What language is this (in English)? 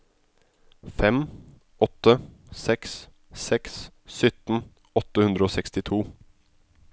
Norwegian